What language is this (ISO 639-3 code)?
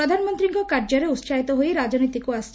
ori